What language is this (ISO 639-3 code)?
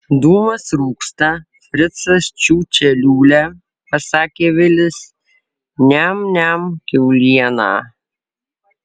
lit